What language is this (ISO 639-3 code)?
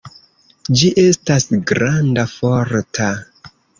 epo